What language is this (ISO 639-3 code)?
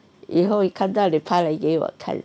eng